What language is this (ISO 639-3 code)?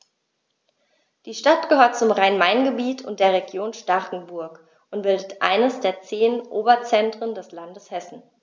deu